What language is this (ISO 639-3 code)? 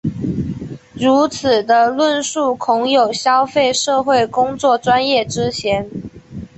zho